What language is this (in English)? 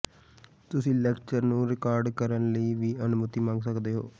Punjabi